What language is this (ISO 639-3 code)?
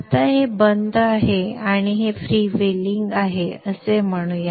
mar